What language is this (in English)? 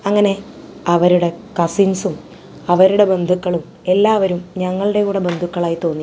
Malayalam